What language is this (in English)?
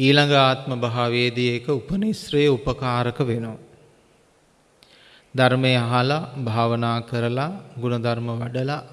Sinhala